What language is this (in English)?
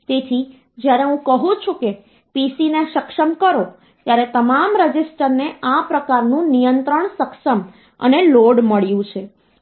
Gujarati